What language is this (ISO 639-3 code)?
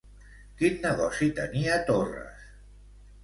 cat